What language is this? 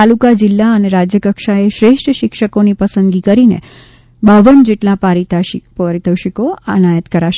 Gujarati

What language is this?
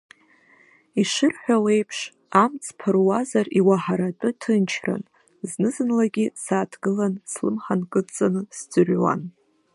Abkhazian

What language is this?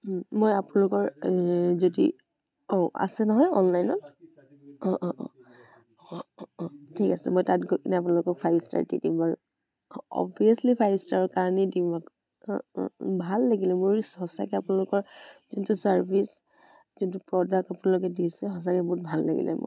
Assamese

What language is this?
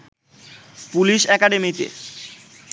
Bangla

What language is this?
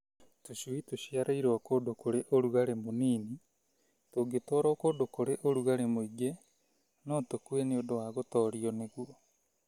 Kikuyu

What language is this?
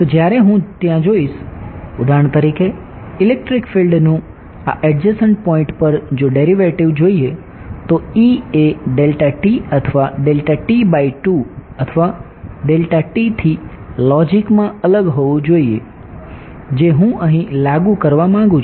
Gujarati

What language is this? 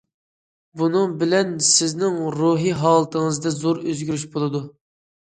Uyghur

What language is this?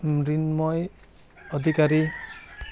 Assamese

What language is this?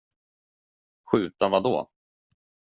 Swedish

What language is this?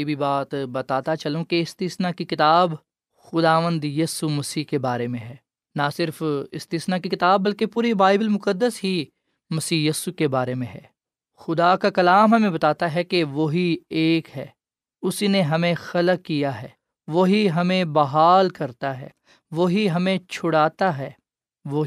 Urdu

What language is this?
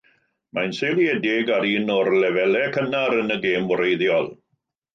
Welsh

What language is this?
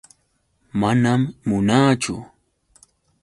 Yauyos Quechua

